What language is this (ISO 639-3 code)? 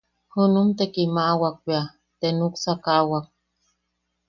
yaq